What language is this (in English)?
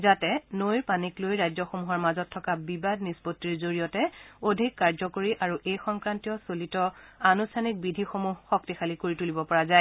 Assamese